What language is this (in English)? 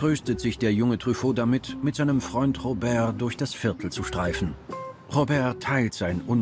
German